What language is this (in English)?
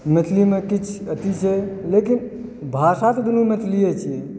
Maithili